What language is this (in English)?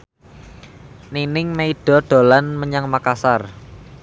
Javanese